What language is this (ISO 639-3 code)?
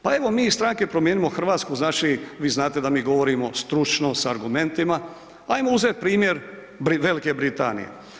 hrv